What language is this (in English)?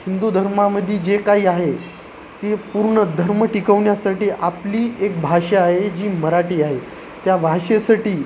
Marathi